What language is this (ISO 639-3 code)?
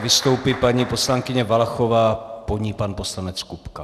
ces